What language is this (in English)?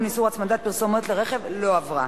Hebrew